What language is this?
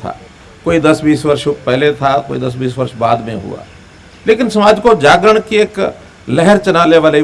Hindi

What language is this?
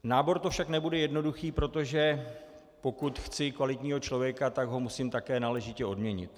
Czech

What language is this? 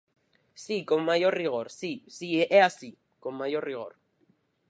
Galician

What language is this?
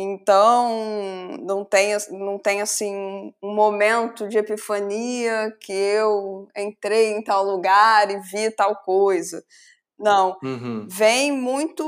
Portuguese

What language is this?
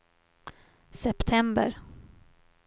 Swedish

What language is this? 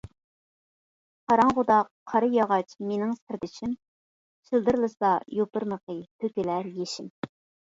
Uyghur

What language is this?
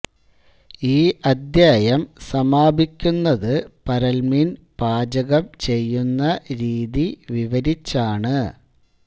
Malayalam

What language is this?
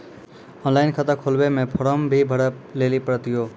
Maithili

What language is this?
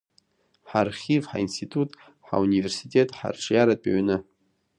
Abkhazian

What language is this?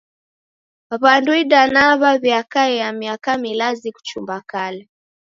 Taita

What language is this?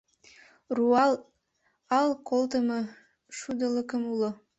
Mari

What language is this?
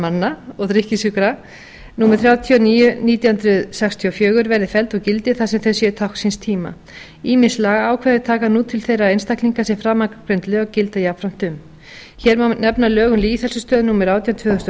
Icelandic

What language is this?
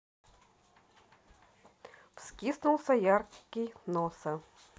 Russian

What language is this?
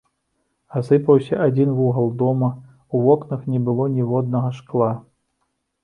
Belarusian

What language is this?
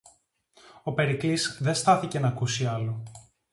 Greek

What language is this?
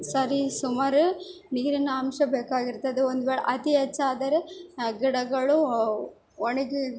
Kannada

